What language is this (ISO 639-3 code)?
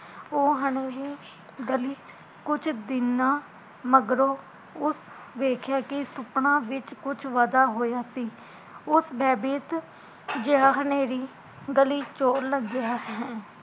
pan